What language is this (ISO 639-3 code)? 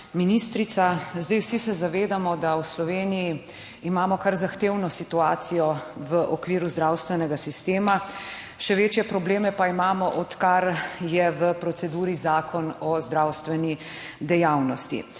slv